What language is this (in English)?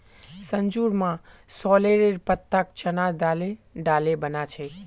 Magahi